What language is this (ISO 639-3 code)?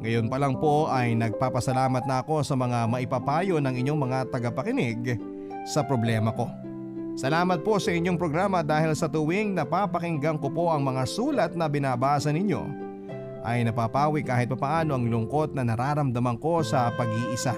fil